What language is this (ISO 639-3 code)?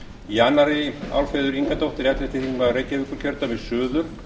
isl